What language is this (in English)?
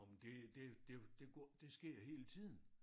Danish